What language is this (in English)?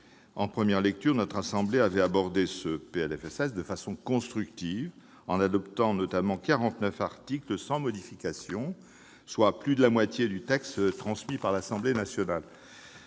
French